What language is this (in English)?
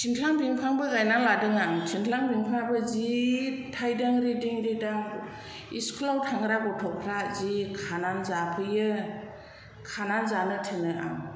Bodo